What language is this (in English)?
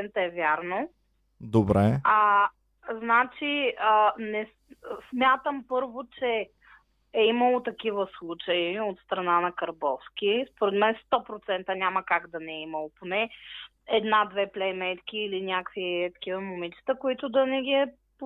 Bulgarian